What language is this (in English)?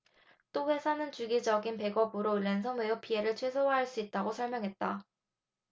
Korean